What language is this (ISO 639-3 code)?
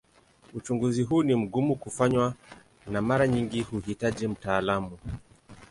swa